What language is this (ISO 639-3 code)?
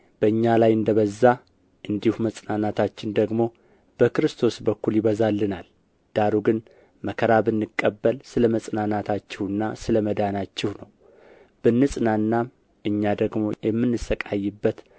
amh